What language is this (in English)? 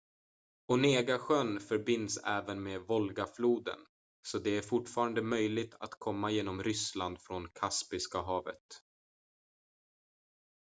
Swedish